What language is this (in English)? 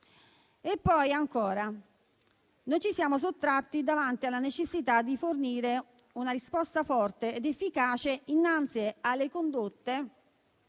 Italian